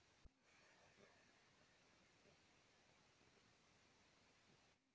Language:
Bhojpuri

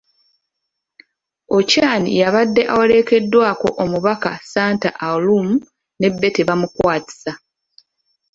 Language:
Ganda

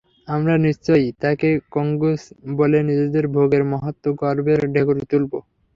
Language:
Bangla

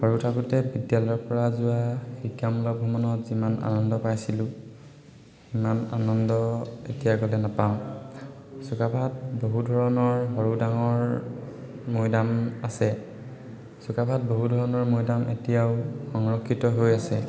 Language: Assamese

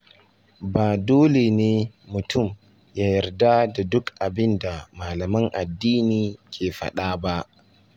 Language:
Hausa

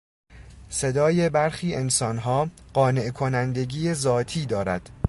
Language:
Persian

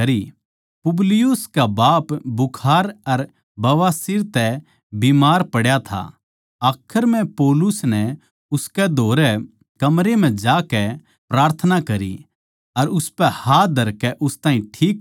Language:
Haryanvi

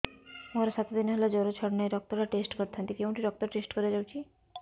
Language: Odia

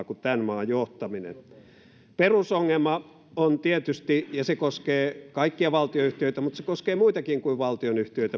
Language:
Finnish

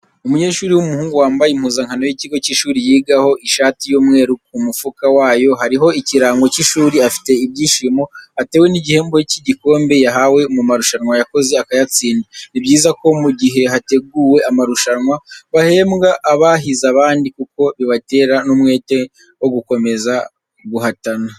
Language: Kinyarwanda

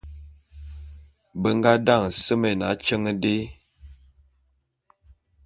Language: Bulu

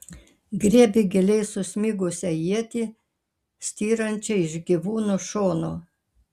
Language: Lithuanian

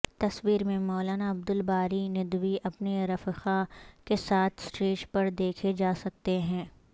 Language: Urdu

